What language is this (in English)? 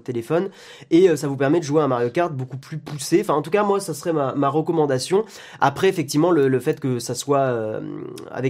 French